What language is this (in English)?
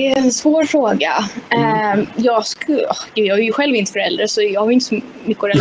Swedish